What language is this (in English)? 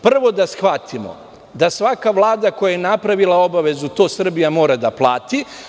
Serbian